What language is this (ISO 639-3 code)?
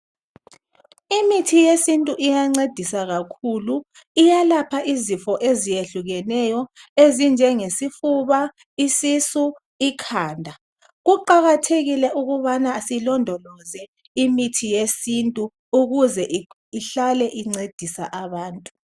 nde